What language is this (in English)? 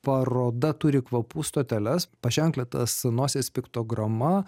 Lithuanian